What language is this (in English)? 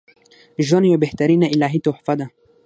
Pashto